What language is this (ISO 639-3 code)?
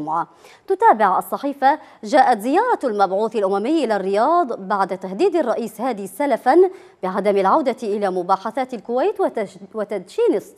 ara